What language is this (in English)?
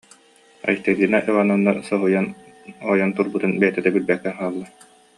Yakut